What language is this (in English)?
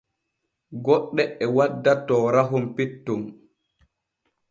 Borgu Fulfulde